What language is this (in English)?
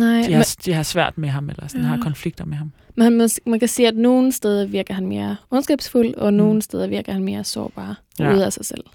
Danish